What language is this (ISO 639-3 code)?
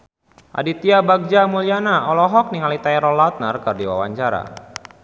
sun